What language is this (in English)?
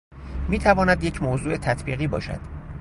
Persian